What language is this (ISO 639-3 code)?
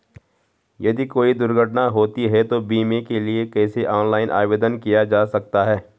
hin